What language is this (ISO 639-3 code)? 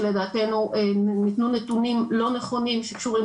heb